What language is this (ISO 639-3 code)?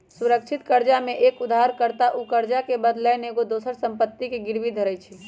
mag